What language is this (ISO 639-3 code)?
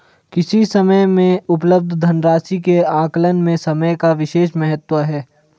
hin